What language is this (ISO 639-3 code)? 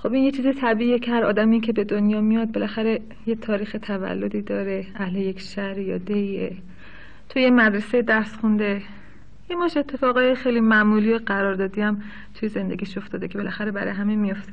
fas